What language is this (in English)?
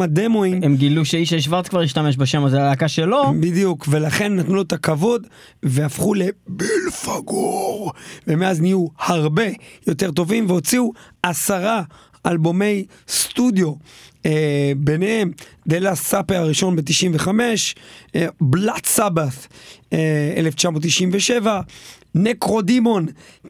Hebrew